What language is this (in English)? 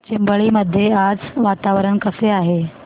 Marathi